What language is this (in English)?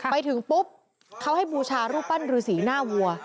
Thai